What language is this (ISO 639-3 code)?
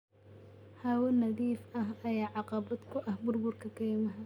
som